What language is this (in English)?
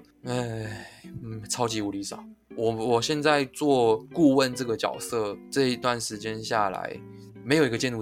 Chinese